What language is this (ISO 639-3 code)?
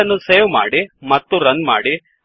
kan